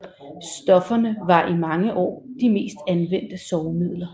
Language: Danish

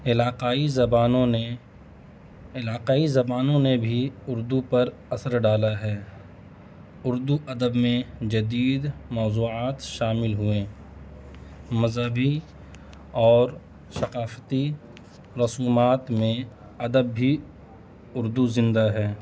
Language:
Urdu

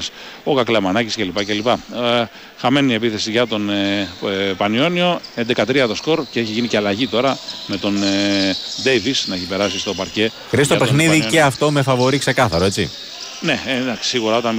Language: Greek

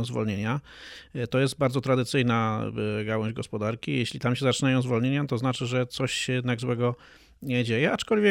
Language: Polish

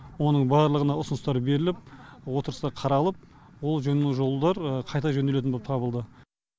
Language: Kazakh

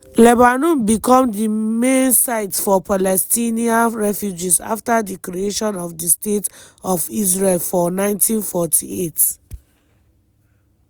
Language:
Nigerian Pidgin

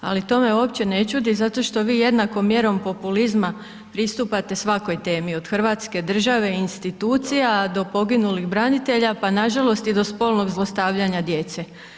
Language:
Croatian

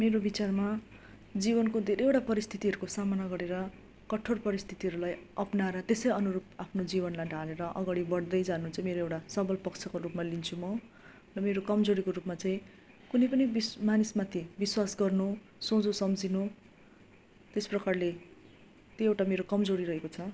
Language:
Nepali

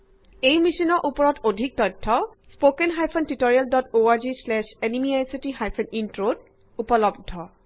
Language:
Assamese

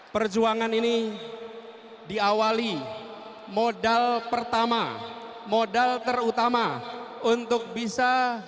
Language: Indonesian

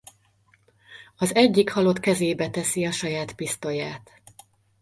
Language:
Hungarian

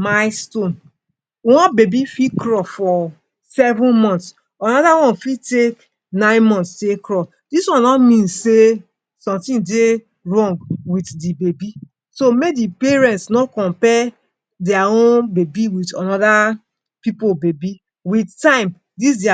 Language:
Nigerian Pidgin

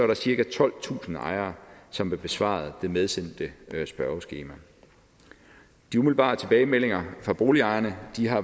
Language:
Danish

